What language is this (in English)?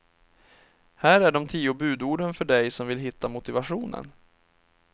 Swedish